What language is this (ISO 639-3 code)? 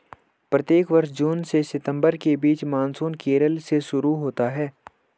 hin